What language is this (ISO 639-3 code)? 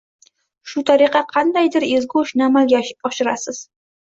uzb